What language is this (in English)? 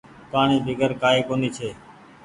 Goaria